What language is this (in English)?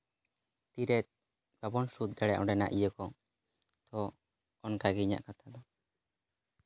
Santali